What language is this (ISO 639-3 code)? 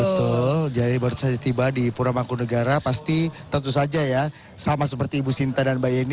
ind